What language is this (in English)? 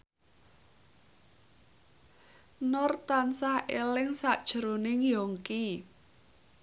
Javanese